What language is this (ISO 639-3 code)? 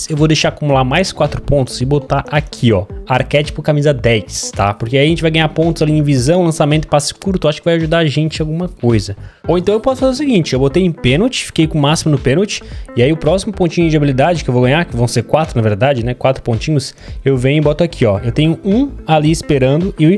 por